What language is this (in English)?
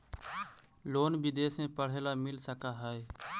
Magahi